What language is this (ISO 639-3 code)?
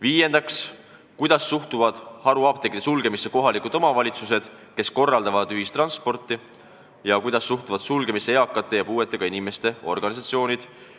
est